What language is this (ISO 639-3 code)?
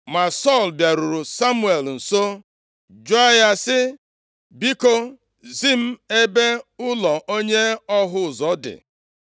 ibo